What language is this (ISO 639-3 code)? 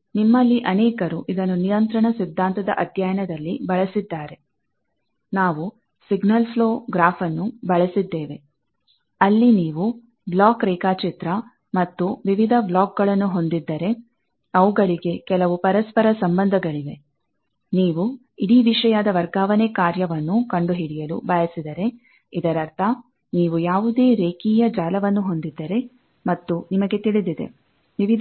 kan